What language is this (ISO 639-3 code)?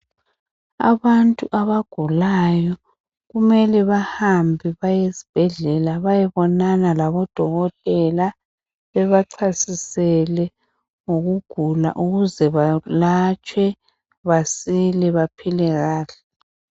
nde